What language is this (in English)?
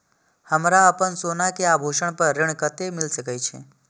Maithili